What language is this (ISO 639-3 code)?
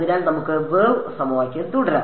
mal